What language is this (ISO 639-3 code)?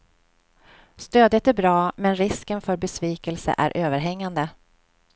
swe